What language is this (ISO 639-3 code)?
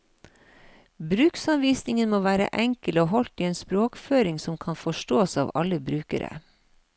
nor